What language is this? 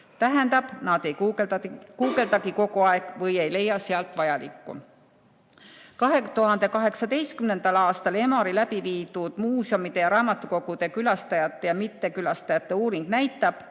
Estonian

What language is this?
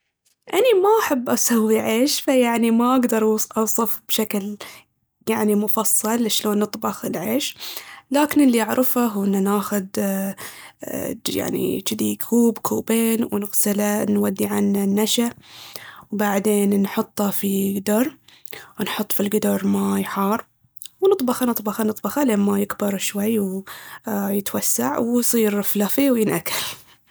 Baharna Arabic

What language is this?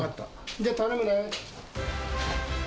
Japanese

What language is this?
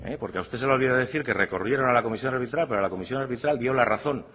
Spanish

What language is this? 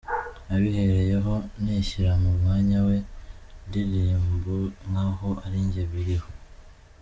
Kinyarwanda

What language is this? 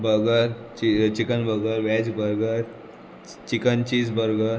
Konkani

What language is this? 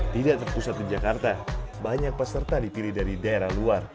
Indonesian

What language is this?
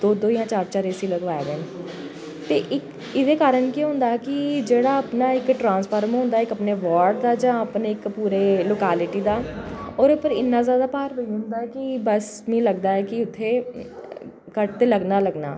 Dogri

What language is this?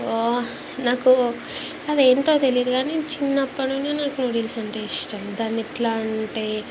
Telugu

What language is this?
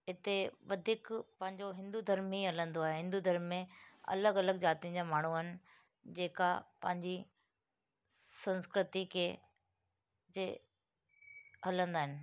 Sindhi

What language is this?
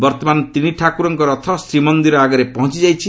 Odia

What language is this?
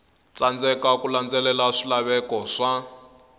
Tsonga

